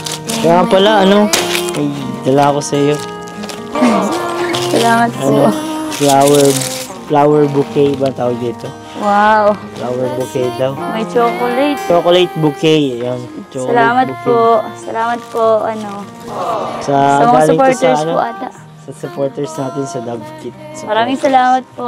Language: Filipino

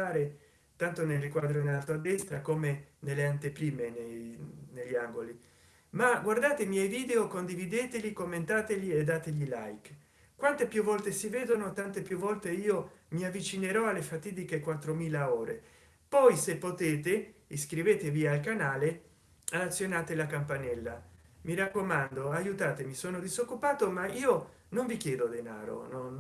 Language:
Italian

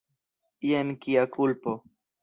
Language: Esperanto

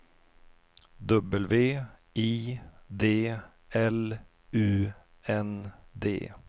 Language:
Swedish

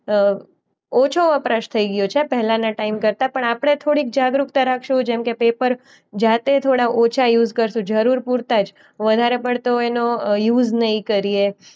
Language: Gujarati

